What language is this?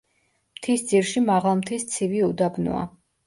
Georgian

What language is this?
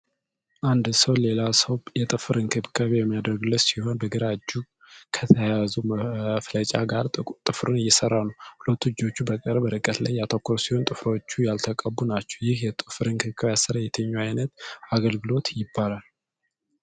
Amharic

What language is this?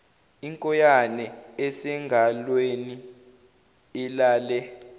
Zulu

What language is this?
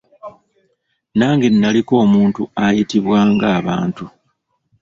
Ganda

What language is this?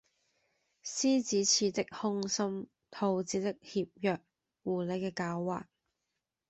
Cantonese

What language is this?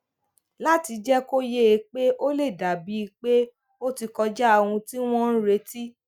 Yoruba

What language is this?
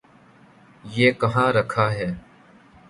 Urdu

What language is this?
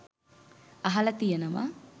Sinhala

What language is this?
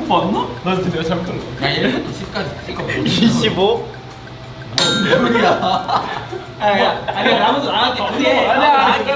Korean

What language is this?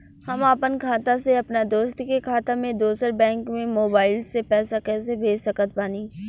Bhojpuri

